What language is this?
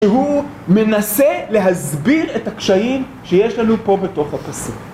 Hebrew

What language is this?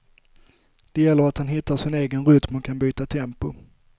Swedish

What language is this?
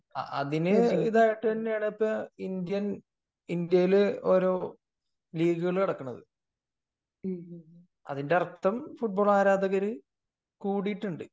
Malayalam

